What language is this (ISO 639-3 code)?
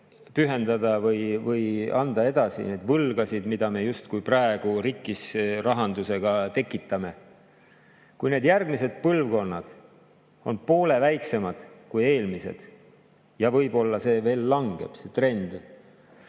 est